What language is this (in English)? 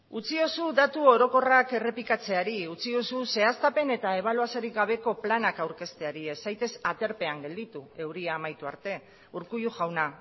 Basque